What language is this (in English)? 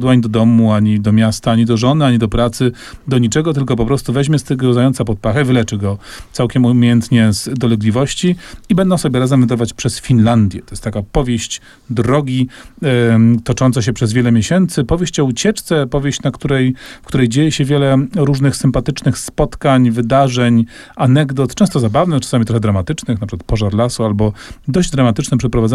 Polish